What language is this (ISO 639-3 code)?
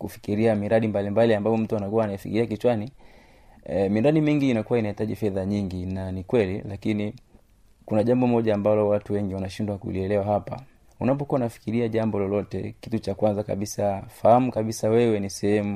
swa